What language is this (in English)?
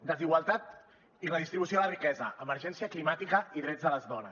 Catalan